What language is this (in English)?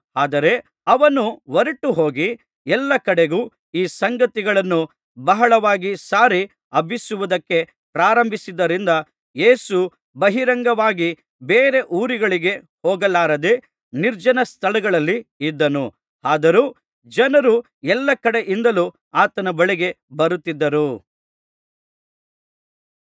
Kannada